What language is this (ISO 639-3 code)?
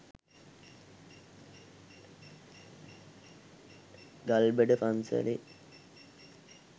sin